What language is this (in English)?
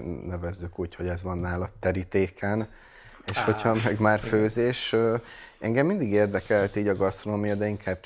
Hungarian